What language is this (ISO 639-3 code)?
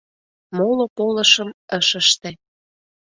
chm